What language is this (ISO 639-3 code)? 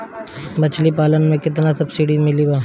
bho